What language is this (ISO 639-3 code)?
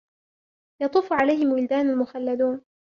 ara